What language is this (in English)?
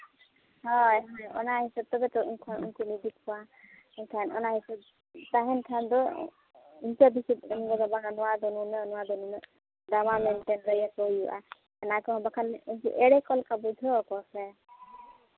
Santali